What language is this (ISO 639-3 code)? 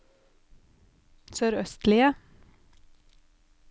nor